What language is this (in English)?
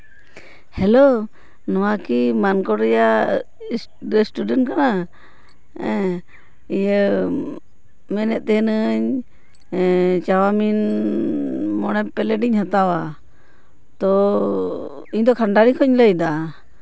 Santali